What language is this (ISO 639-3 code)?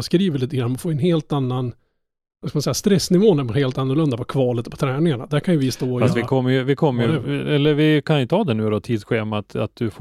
swe